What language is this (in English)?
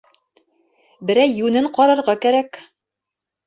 Bashkir